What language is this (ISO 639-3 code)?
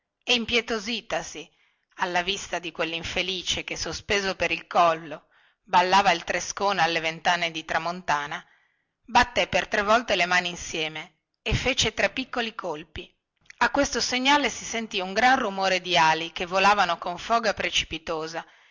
ita